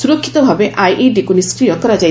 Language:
Odia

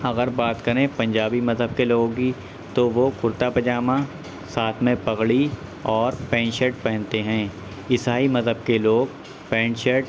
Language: Urdu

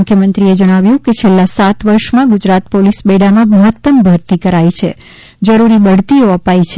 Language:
Gujarati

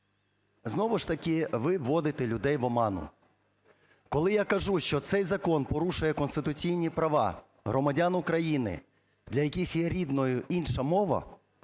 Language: Ukrainian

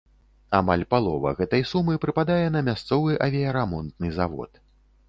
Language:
Belarusian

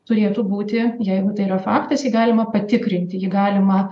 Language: Lithuanian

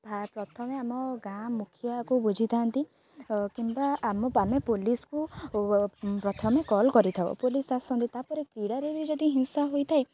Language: Odia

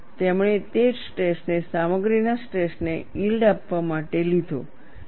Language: Gujarati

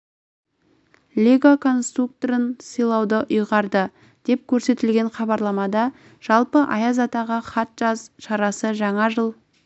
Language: Kazakh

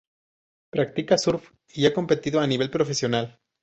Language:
Spanish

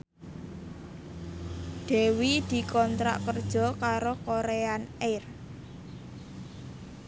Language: Javanese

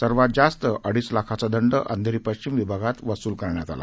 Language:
Marathi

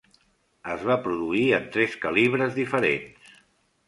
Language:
Catalan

